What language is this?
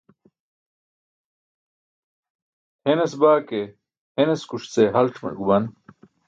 Burushaski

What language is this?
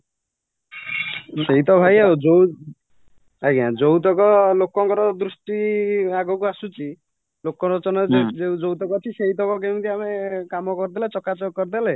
Odia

